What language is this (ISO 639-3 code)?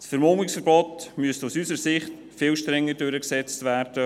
gsw